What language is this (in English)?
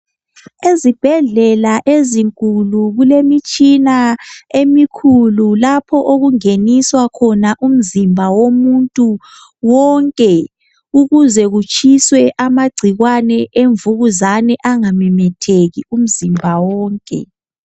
North Ndebele